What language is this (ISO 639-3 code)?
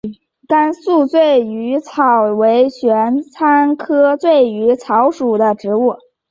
zho